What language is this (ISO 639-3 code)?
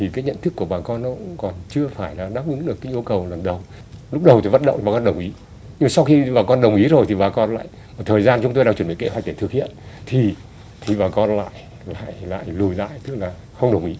vie